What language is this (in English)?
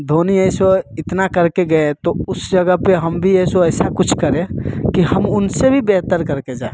Hindi